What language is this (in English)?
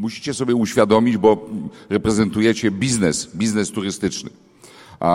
Polish